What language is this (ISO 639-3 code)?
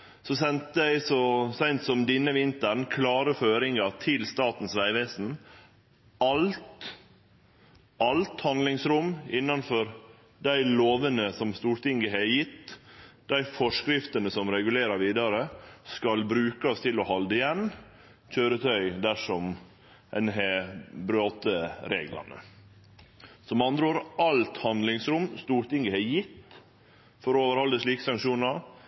nno